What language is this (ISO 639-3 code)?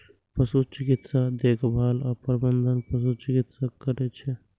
mai